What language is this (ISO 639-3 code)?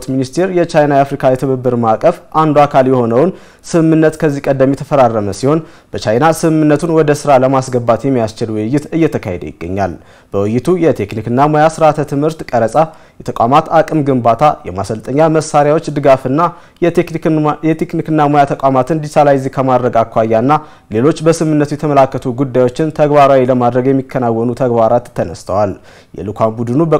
ara